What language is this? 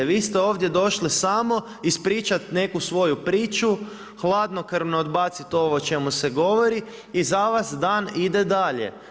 Croatian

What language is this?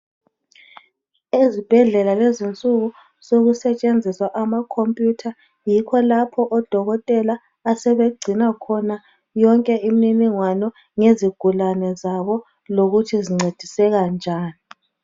North Ndebele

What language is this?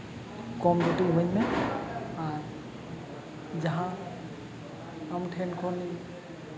Santali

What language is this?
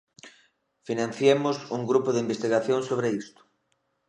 Galician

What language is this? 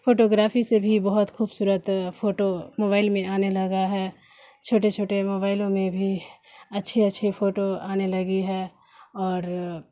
Urdu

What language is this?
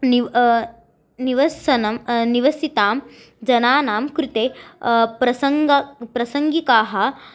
Sanskrit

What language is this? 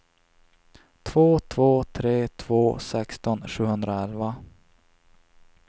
Swedish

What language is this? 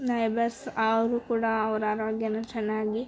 Kannada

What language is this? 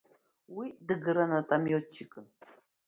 Abkhazian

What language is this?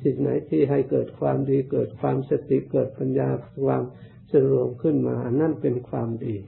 Thai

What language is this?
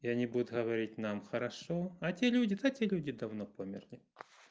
Russian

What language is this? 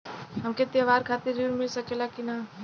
Bhojpuri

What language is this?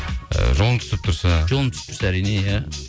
Kazakh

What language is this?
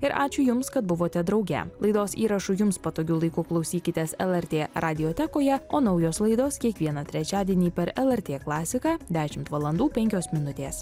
Lithuanian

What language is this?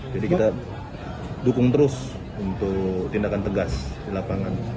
Indonesian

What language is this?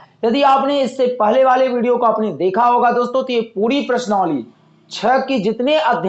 Hindi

